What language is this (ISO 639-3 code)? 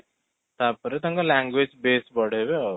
ori